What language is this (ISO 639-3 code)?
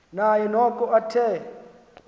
xho